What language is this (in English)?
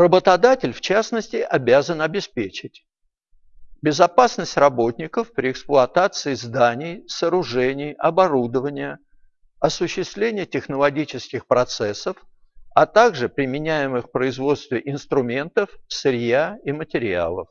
Russian